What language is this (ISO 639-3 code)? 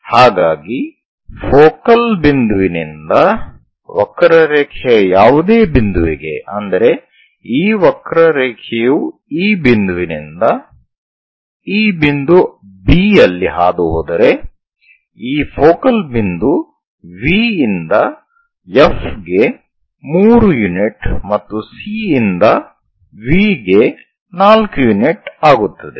kan